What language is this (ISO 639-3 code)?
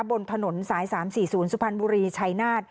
tha